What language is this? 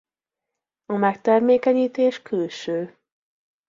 Hungarian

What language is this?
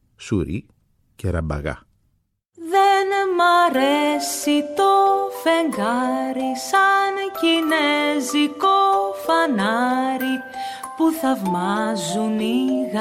Greek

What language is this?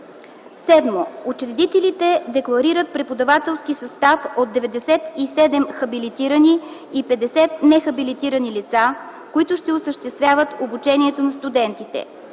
Bulgarian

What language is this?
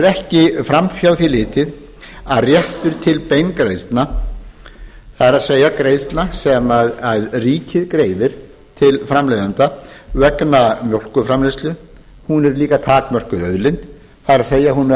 Icelandic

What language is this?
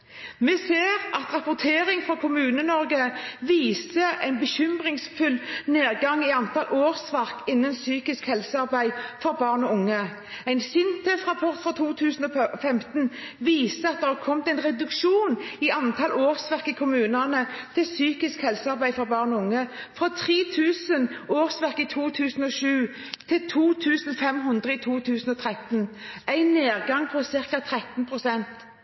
Norwegian Bokmål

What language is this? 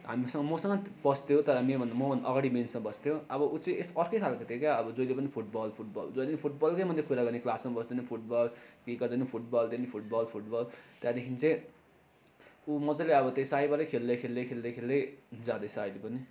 Nepali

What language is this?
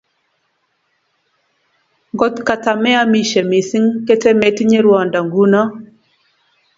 Kalenjin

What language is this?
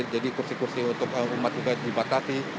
Indonesian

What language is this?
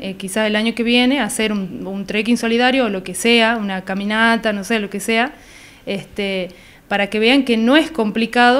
Spanish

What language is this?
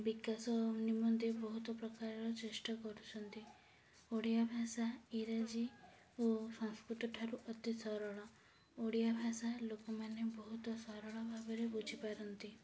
Odia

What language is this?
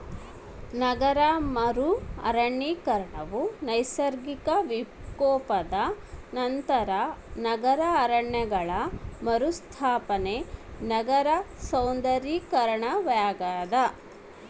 Kannada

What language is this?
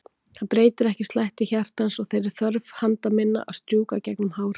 Icelandic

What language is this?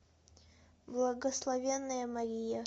Russian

